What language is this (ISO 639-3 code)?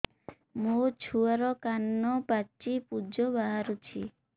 ori